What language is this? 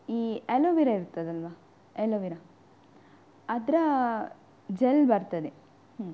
Kannada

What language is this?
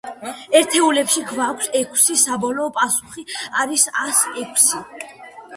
Georgian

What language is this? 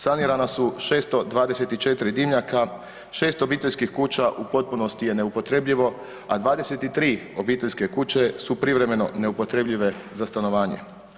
Croatian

